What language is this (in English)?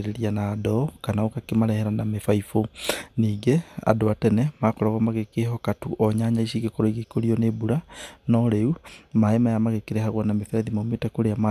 Kikuyu